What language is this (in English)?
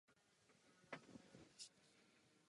Czech